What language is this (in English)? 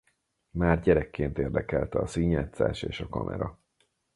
Hungarian